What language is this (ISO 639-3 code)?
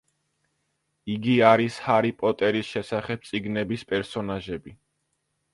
kat